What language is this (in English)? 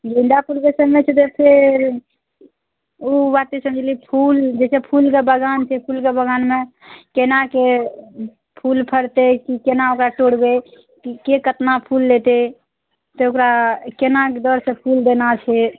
Maithili